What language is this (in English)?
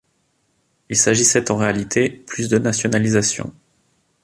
French